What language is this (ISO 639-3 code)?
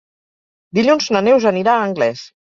cat